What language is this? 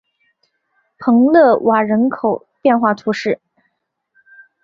Chinese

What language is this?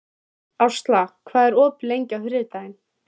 Icelandic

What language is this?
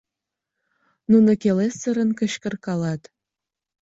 Mari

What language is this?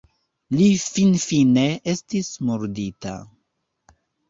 Esperanto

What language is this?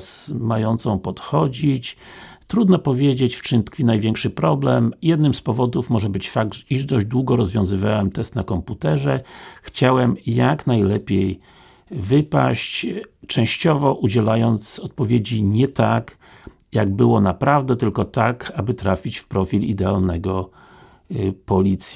Polish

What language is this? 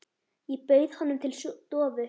Icelandic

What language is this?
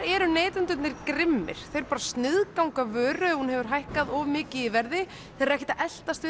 Icelandic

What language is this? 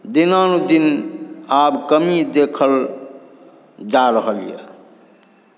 Maithili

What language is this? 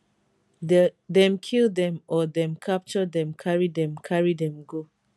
Nigerian Pidgin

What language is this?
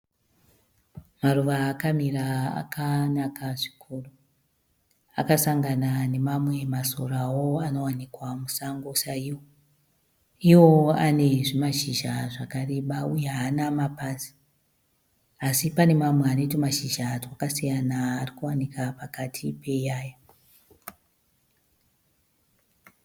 Shona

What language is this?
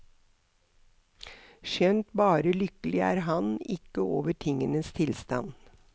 Norwegian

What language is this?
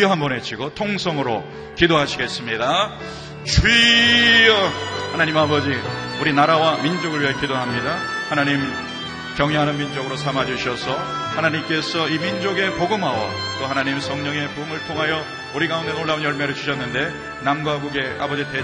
Korean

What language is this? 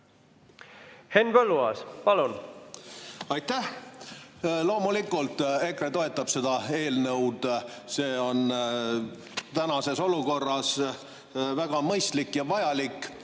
Estonian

